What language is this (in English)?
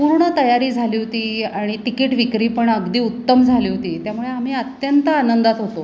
Marathi